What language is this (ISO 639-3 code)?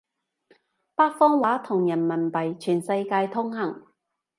yue